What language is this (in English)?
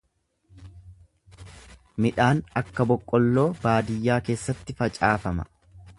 Oromo